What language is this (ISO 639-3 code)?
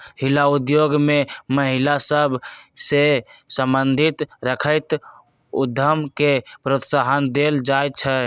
mag